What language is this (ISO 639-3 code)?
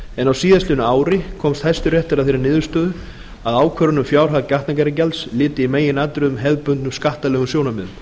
isl